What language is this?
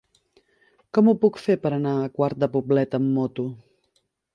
Catalan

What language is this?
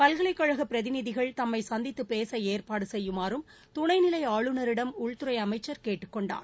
Tamil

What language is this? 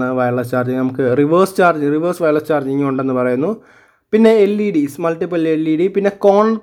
Malayalam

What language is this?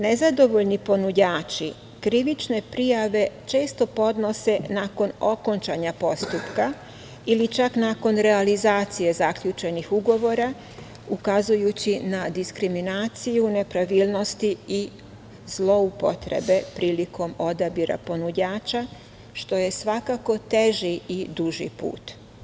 Serbian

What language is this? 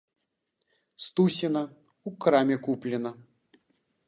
Belarusian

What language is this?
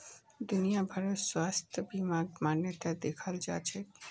Magahi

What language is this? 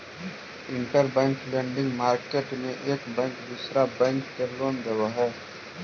Magahi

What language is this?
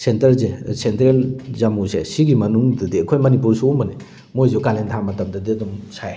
Manipuri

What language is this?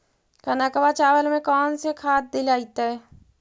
Magahi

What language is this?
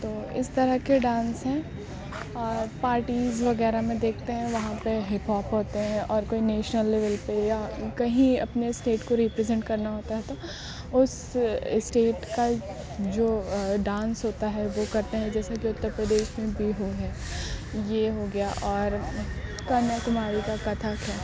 Urdu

